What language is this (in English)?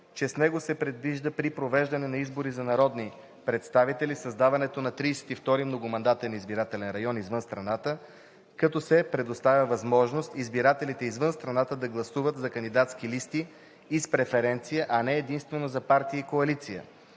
Bulgarian